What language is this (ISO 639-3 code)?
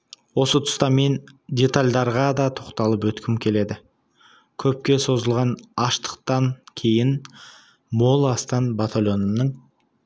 kaz